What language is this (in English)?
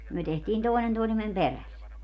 Finnish